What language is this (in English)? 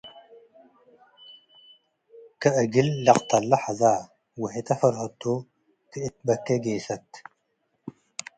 Tigre